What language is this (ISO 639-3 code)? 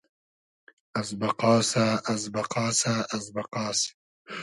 haz